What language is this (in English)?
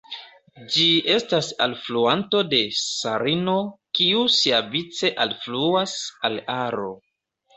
Esperanto